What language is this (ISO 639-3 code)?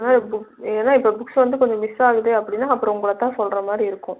tam